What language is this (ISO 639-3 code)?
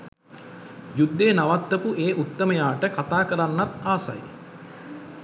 sin